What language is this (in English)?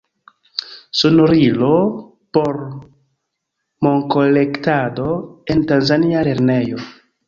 Esperanto